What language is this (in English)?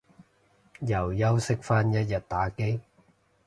Cantonese